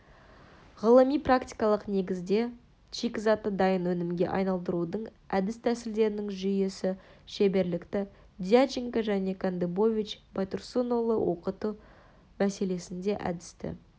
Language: Kazakh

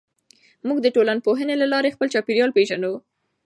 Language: Pashto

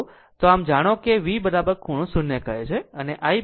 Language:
Gujarati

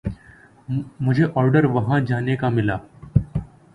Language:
Urdu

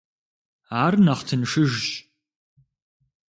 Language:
Kabardian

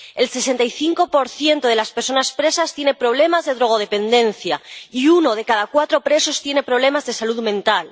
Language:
Spanish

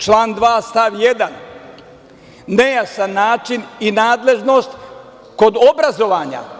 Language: Serbian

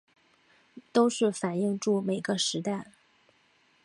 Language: Chinese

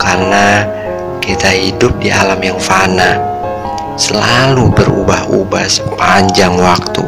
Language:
Indonesian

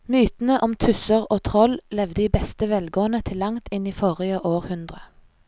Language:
Norwegian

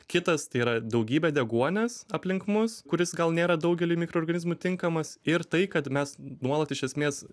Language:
Lithuanian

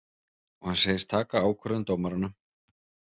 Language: Icelandic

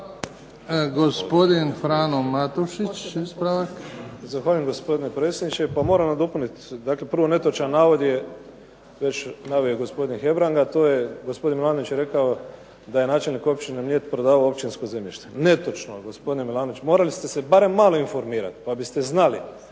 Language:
Croatian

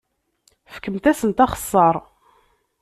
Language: Kabyle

